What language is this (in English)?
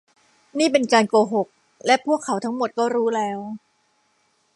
Thai